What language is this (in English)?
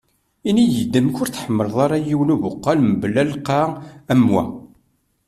Kabyle